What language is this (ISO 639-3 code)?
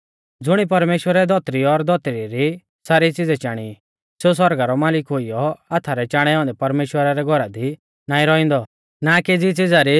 bfz